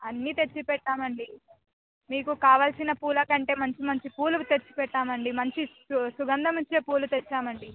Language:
Telugu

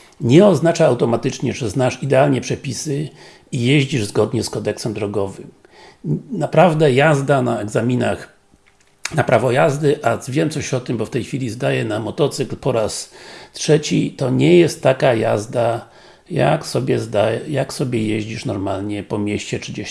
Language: Polish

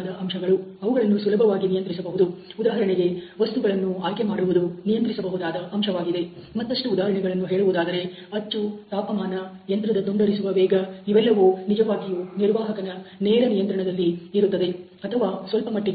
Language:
Kannada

